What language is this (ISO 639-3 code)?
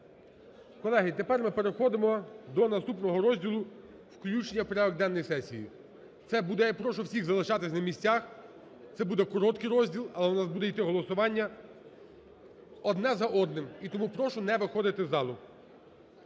ukr